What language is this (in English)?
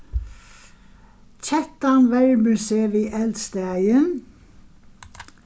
Faroese